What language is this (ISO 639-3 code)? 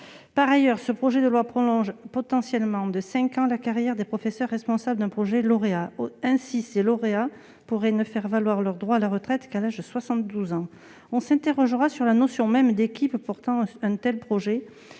fra